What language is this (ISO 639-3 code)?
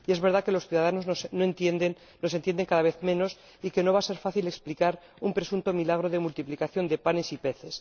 spa